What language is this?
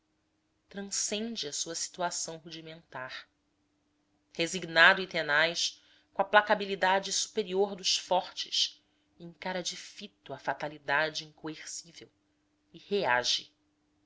Portuguese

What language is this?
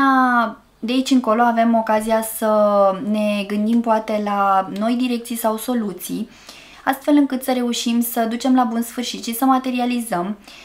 Romanian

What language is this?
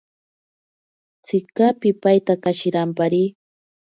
Ashéninka Perené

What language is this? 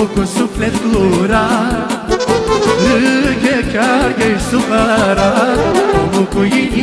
Romanian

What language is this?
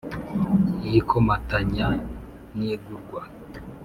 Kinyarwanda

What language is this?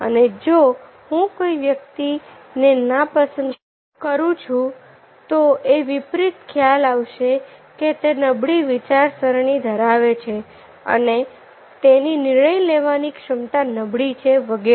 Gujarati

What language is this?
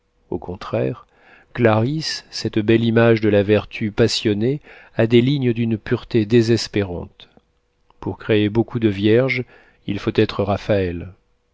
French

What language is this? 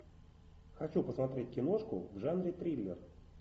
Russian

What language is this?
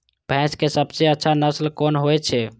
Maithili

